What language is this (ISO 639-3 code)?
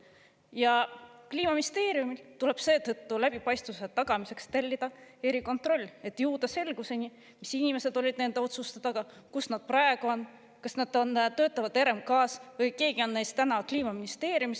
est